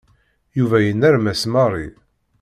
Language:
Kabyle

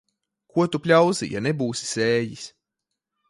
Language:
Latvian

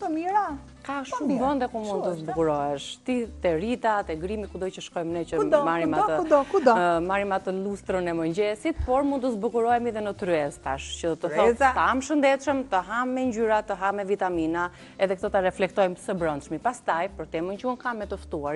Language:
Romanian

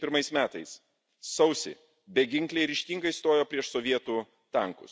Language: Lithuanian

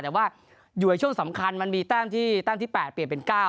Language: Thai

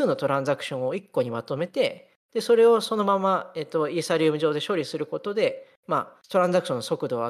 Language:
Japanese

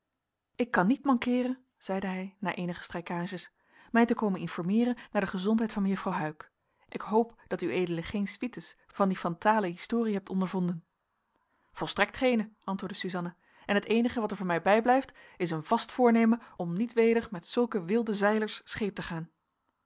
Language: Dutch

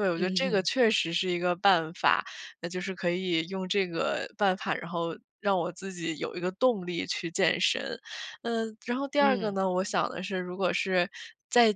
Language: Chinese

